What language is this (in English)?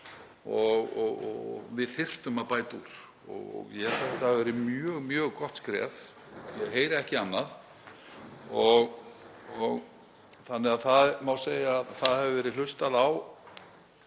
Icelandic